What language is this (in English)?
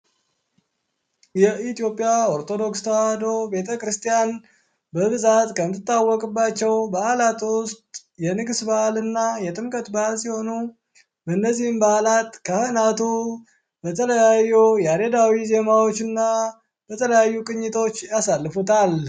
Amharic